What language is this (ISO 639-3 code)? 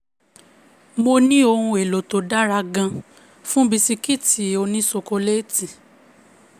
yor